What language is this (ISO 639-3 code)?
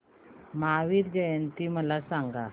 mar